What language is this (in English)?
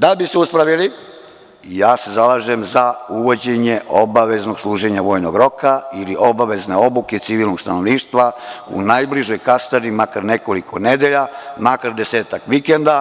Serbian